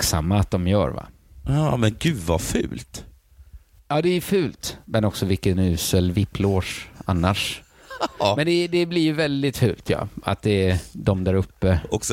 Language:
Swedish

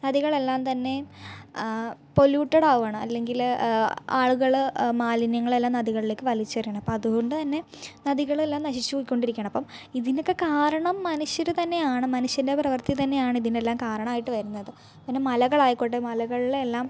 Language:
Malayalam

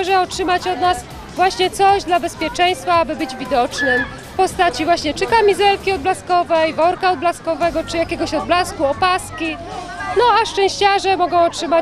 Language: Polish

